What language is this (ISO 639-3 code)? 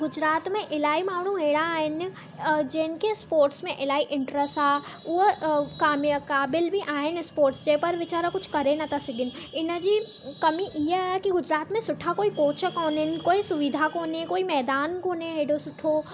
snd